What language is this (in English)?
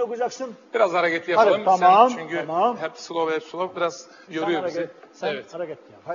Turkish